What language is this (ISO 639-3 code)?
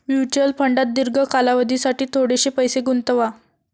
mar